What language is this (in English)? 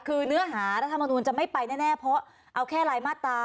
Thai